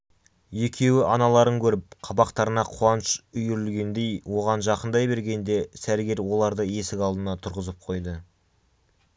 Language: Kazakh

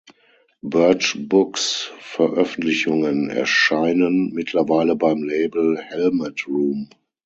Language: German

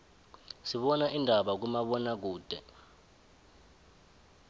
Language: South Ndebele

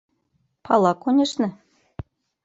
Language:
Mari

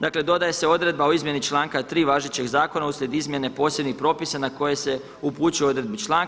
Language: Croatian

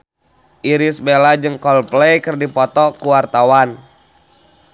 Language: Sundanese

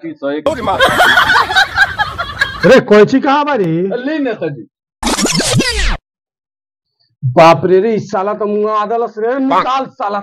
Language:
Arabic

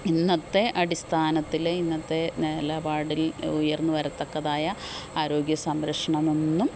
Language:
Malayalam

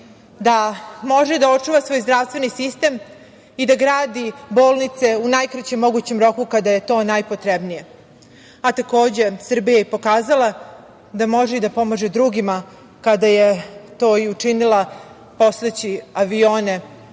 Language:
Serbian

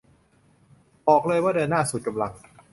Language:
Thai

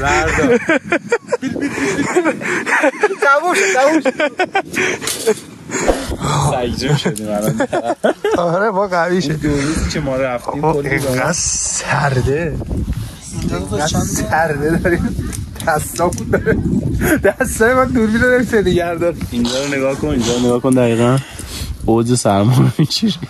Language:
Persian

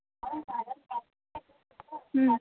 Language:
Telugu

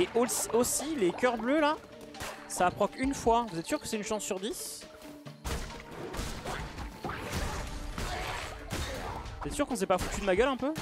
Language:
French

